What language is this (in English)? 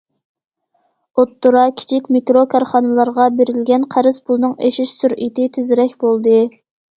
Uyghur